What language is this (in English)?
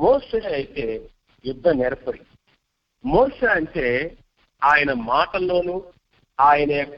Telugu